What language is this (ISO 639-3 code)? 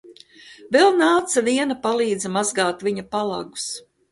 lav